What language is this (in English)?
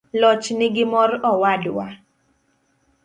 Luo (Kenya and Tanzania)